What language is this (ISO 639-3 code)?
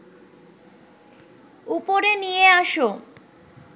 ben